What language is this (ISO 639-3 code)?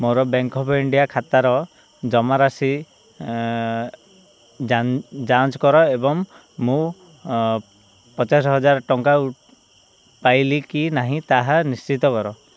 ori